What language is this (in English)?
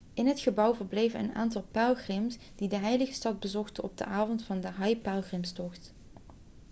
Dutch